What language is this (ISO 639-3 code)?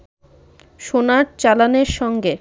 ben